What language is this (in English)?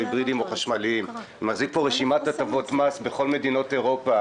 Hebrew